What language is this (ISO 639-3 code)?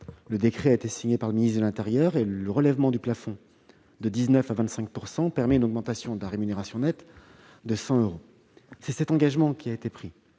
fra